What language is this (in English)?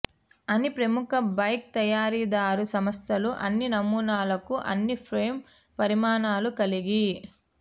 Telugu